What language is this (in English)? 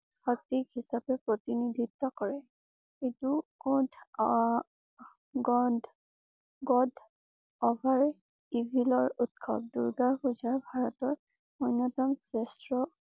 Assamese